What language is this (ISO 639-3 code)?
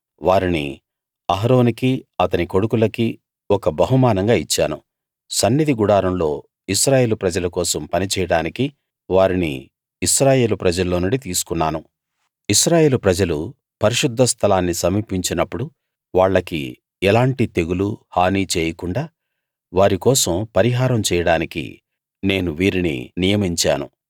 tel